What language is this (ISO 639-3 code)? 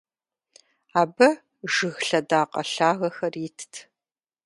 kbd